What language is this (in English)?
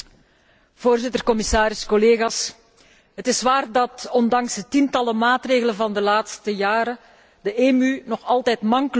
Dutch